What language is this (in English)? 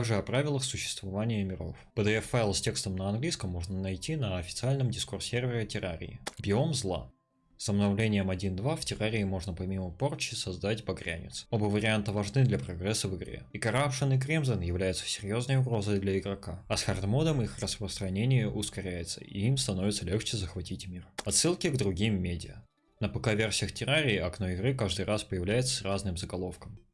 Russian